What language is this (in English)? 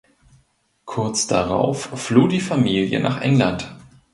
German